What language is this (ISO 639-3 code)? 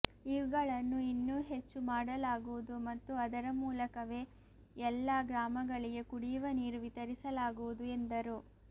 kan